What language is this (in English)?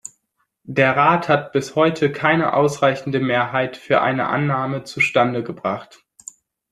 German